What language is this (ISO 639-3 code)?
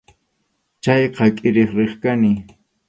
qxu